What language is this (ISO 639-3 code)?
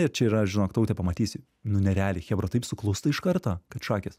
lit